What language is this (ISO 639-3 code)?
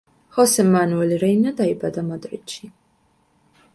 kat